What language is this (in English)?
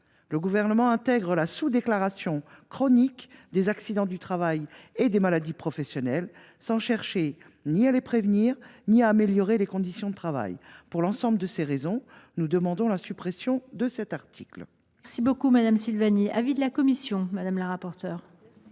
French